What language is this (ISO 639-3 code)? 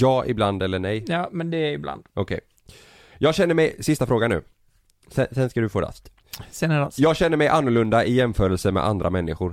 swe